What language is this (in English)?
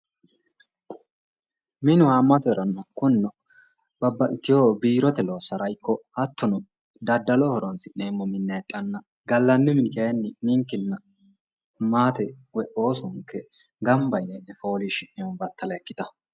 Sidamo